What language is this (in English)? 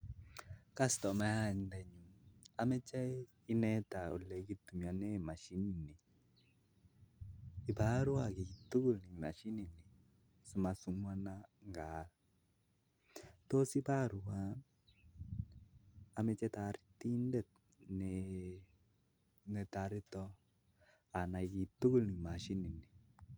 Kalenjin